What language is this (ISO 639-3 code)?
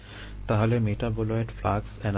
ben